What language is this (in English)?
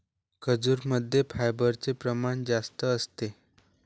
Marathi